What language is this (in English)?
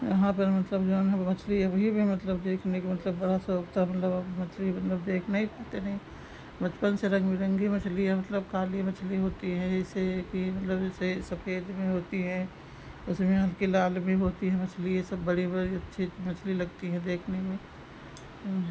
Hindi